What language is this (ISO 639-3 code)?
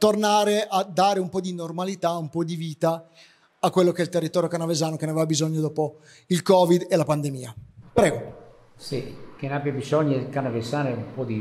ita